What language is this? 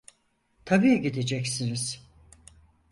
Turkish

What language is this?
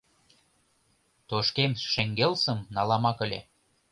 Mari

